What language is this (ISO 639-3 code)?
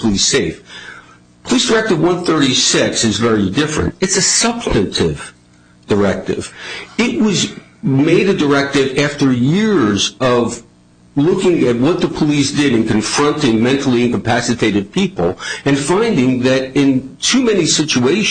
eng